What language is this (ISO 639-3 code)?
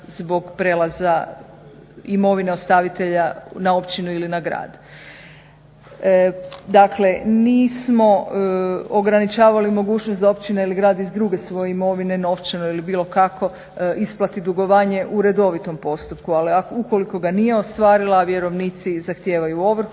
hrv